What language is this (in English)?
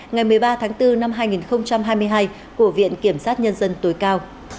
Vietnamese